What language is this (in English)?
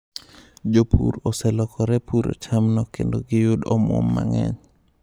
Luo (Kenya and Tanzania)